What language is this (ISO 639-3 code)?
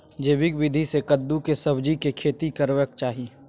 mai